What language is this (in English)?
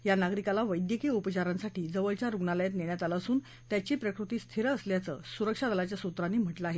Marathi